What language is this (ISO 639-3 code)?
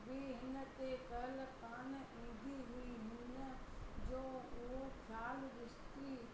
snd